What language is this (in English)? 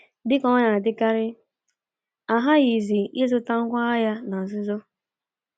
Igbo